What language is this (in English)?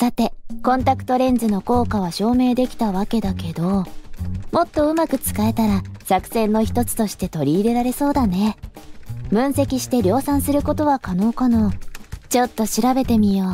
Japanese